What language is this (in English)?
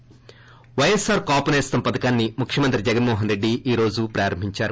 Telugu